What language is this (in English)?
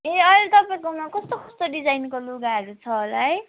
Nepali